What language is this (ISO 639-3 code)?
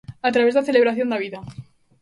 glg